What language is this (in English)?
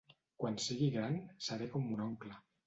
Catalan